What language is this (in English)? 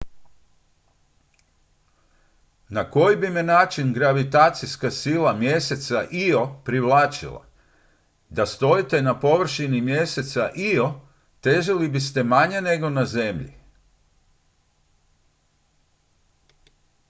Croatian